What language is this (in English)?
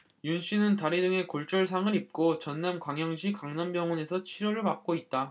Korean